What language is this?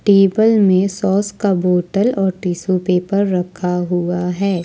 Hindi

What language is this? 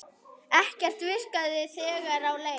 Icelandic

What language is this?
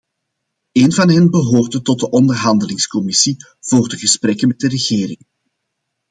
Dutch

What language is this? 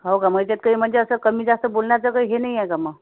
Marathi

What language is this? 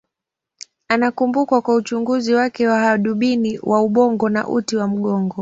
Swahili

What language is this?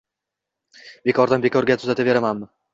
Uzbek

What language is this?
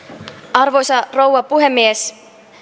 Finnish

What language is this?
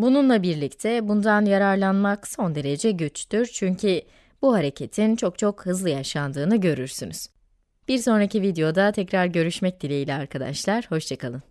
Turkish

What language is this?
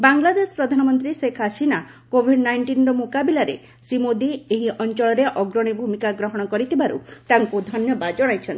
Odia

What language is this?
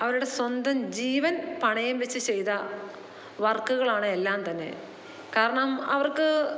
Malayalam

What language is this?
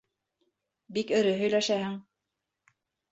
Bashkir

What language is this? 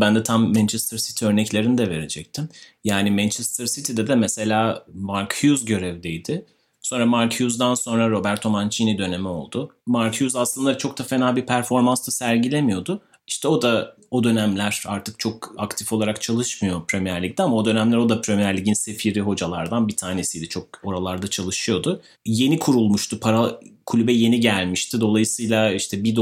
Turkish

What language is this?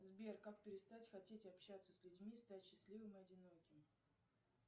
Russian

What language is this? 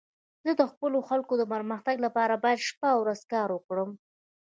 Pashto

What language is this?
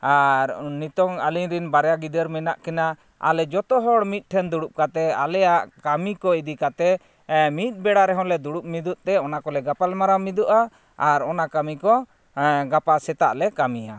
Santali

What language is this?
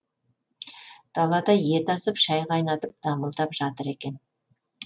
Kazakh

